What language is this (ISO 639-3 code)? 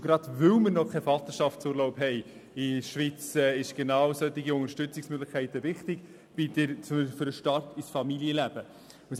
gsw